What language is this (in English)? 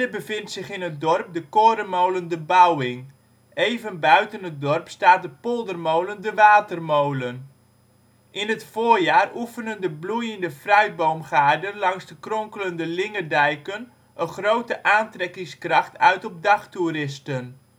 Dutch